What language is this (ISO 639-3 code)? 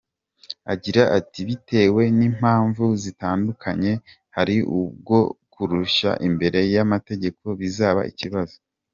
kin